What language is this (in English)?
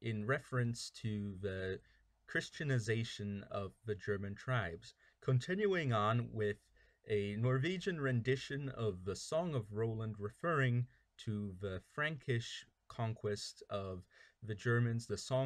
English